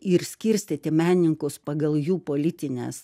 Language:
Lithuanian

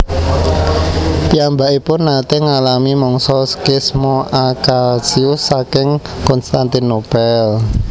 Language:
Javanese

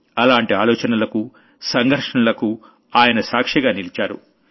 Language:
Telugu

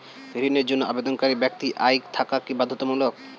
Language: Bangla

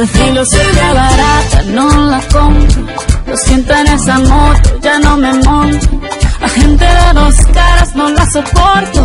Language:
Arabic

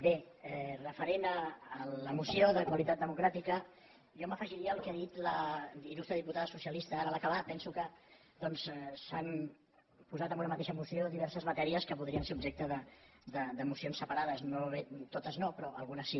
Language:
Catalan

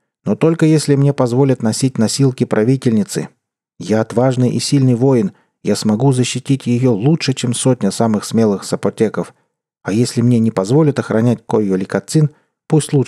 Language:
Russian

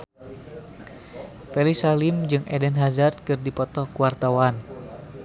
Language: Sundanese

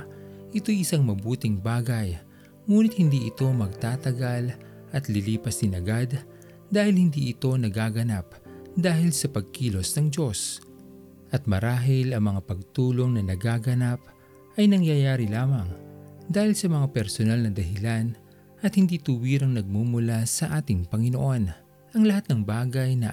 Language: Filipino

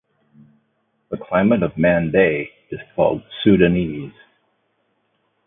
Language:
English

